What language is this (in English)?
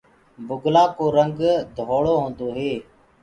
Gurgula